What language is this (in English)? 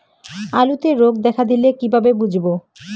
Bangla